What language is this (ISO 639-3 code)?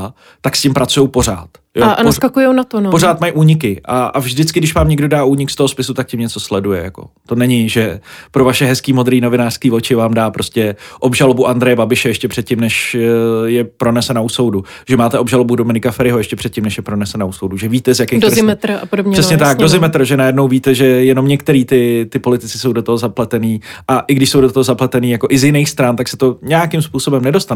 ces